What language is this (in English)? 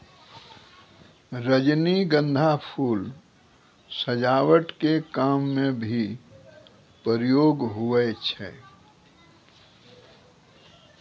Maithili